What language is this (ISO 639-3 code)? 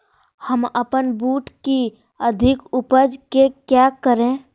mag